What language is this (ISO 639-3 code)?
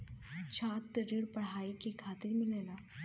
bho